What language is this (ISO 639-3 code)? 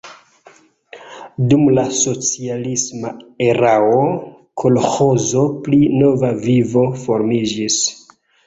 epo